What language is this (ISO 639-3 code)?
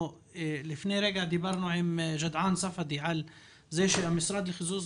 heb